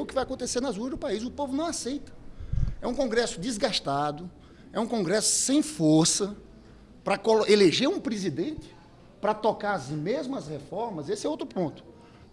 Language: Portuguese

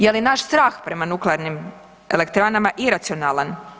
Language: Croatian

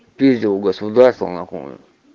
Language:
Russian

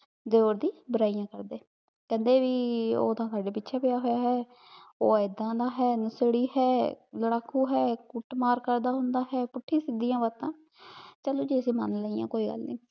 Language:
Punjabi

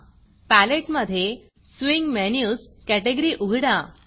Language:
Marathi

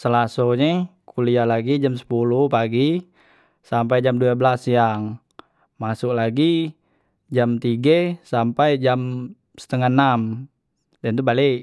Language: Musi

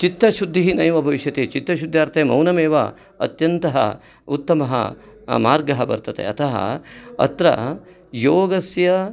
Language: Sanskrit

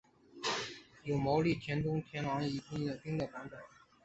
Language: Chinese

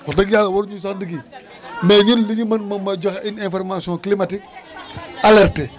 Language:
Wolof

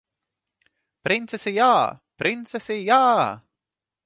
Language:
Latvian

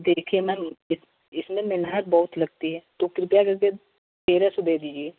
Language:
Hindi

